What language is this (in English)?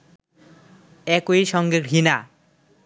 Bangla